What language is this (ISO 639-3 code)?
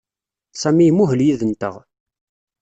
kab